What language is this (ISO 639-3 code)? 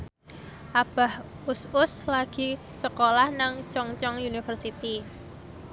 jav